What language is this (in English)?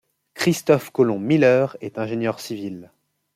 French